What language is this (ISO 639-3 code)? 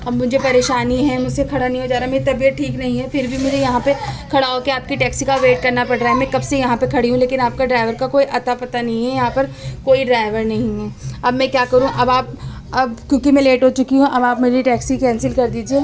urd